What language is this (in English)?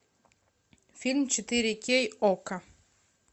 Russian